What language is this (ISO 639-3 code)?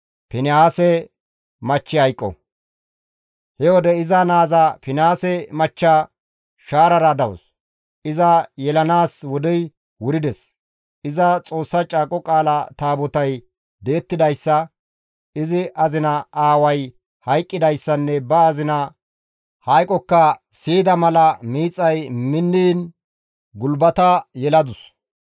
gmv